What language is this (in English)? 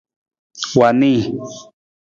Nawdm